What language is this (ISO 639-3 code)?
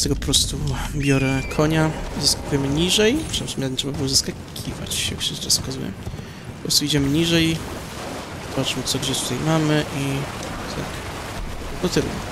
pol